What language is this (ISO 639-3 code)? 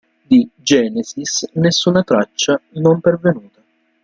ita